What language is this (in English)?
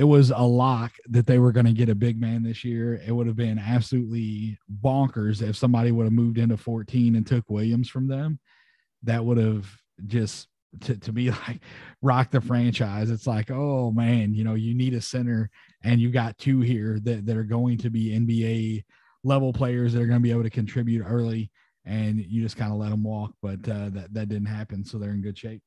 English